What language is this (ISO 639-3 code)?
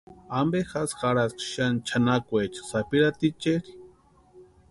pua